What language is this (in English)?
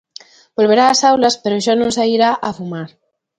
Galician